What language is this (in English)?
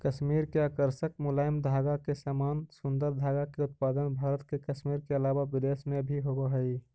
Magahi